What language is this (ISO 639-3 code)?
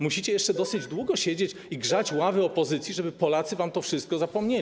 pol